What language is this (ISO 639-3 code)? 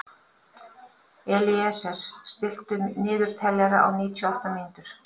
isl